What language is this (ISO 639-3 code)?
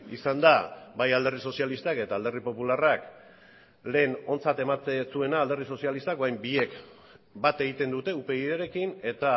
eus